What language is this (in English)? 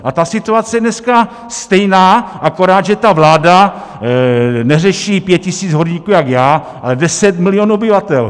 Czech